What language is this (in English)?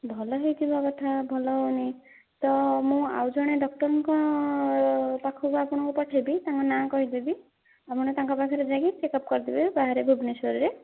Odia